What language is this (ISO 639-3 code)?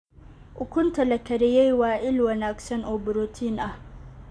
som